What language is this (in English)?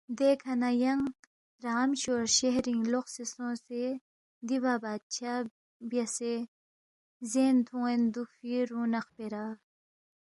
Balti